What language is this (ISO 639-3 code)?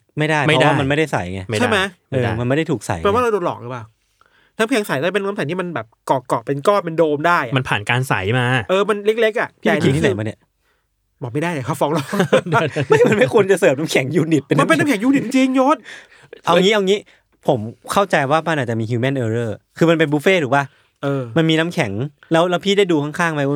tha